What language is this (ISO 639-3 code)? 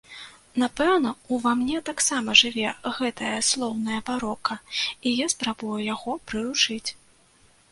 bel